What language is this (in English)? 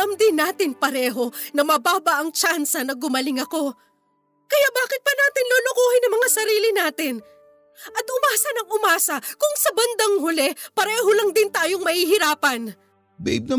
Filipino